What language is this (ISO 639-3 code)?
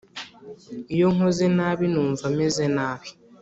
kin